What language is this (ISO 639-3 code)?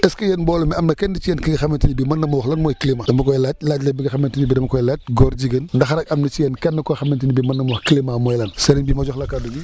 wol